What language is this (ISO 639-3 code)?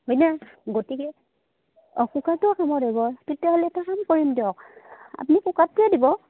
asm